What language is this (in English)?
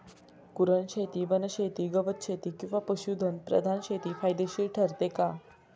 Marathi